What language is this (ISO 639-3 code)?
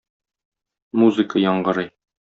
tat